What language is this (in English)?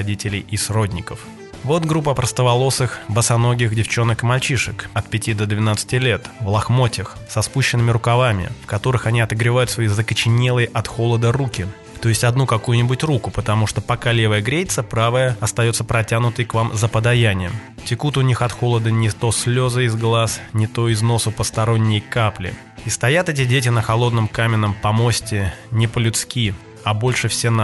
Russian